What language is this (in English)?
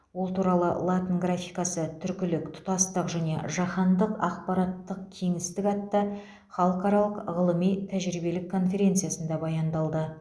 Kazakh